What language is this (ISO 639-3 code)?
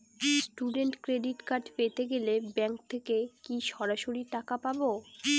ben